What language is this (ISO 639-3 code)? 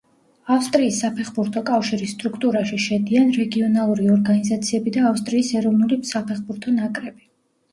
kat